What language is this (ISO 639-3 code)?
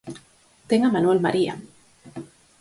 glg